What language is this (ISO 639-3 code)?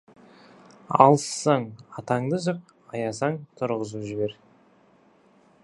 kaz